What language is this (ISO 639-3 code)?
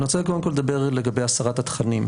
heb